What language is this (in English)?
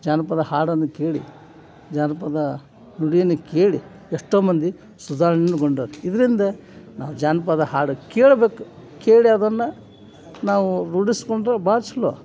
Kannada